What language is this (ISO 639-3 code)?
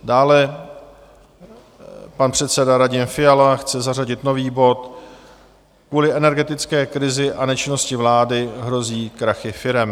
ces